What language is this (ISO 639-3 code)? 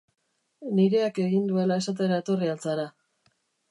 eus